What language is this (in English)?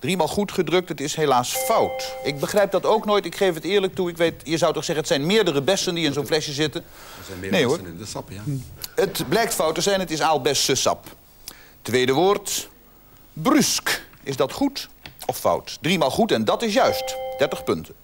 Dutch